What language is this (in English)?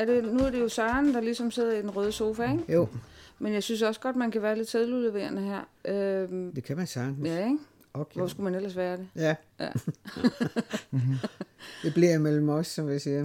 Danish